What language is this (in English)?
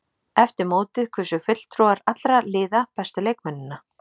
Icelandic